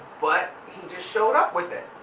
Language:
English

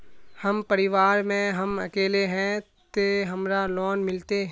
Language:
Magahi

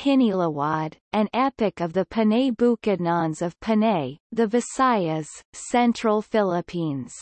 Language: English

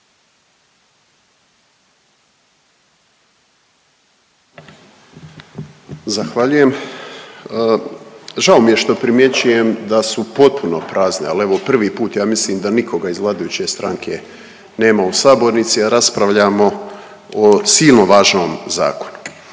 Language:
Croatian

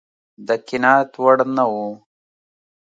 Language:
Pashto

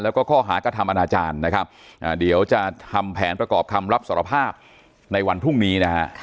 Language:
Thai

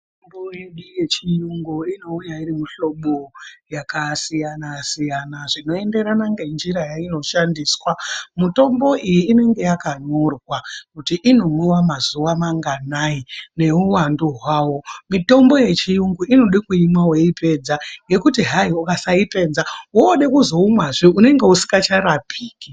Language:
Ndau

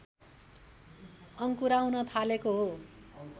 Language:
Nepali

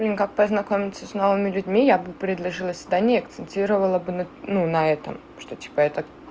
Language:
Russian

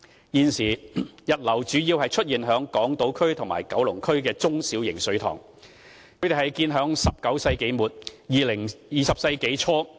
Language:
Cantonese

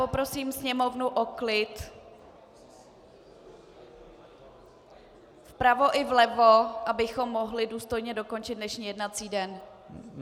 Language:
Czech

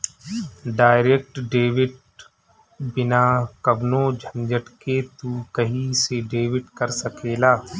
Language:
Bhojpuri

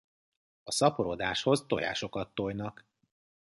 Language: Hungarian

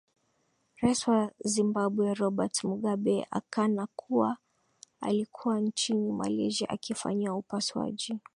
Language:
Swahili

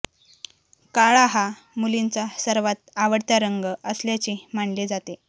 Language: Marathi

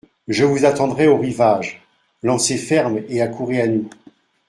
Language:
French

